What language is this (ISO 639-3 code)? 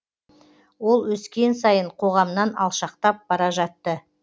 kaz